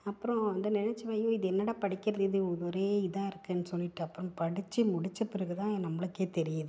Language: Tamil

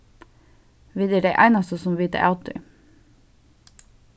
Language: Faroese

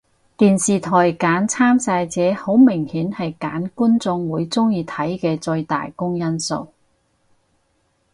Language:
Cantonese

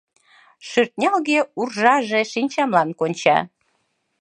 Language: Mari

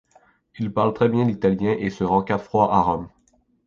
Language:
French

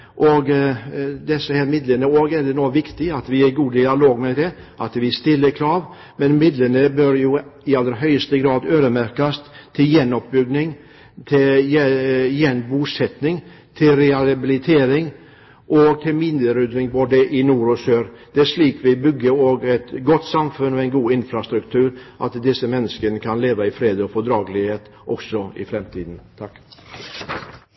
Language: Norwegian Bokmål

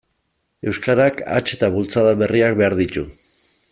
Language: Basque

